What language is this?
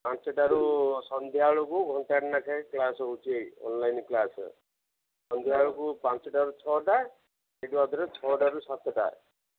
Odia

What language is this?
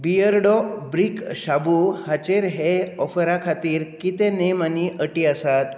Konkani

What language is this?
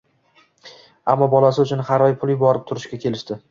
Uzbek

